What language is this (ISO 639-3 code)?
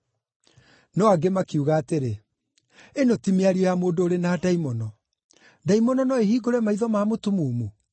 kik